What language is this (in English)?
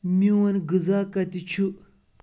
Kashmiri